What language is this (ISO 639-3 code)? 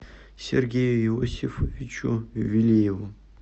rus